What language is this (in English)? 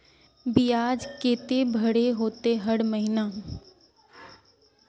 Magahi